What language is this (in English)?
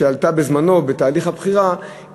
Hebrew